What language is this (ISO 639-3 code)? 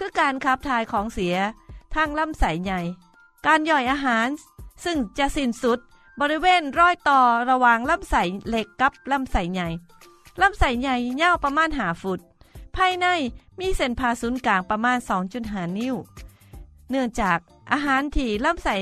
tha